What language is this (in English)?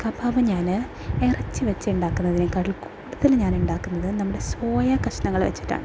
Malayalam